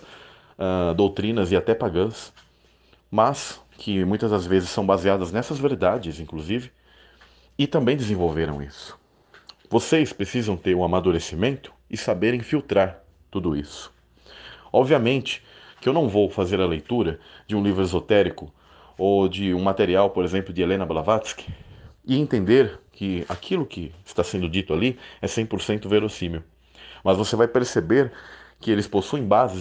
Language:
Portuguese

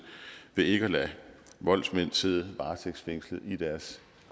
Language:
Danish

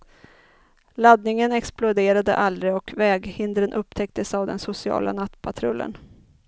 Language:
Swedish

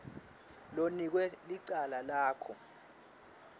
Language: Swati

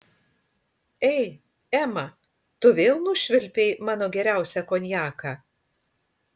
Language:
Lithuanian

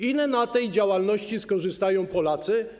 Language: Polish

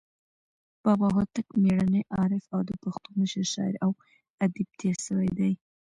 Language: Pashto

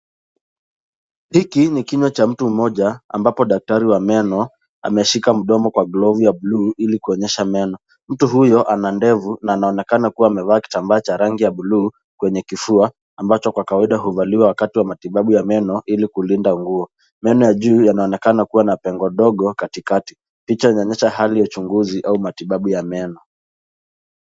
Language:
Swahili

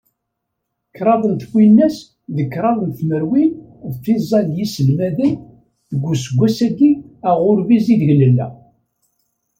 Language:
Kabyle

